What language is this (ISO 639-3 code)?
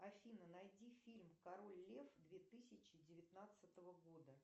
rus